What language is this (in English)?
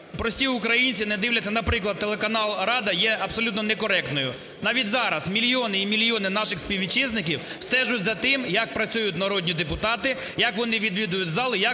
Ukrainian